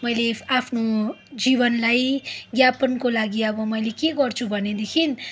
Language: Nepali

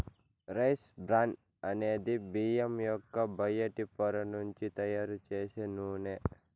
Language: Telugu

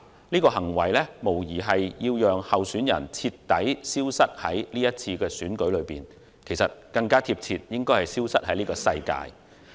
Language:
Cantonese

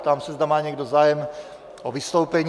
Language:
Czech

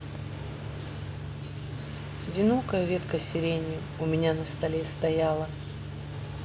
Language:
Russian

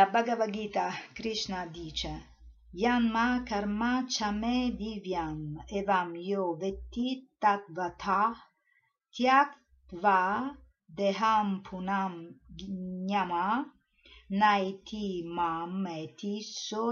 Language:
Italian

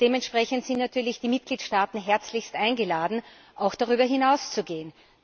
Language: German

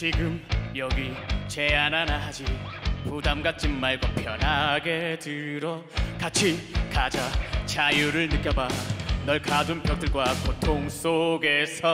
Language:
Korean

